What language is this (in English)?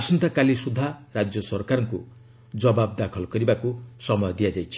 Odia